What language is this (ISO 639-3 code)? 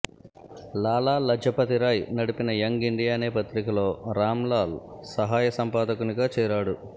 tel